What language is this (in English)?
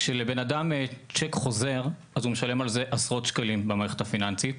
Hebrew